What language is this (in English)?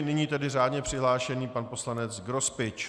Czech